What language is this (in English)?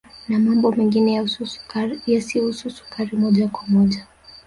Swahili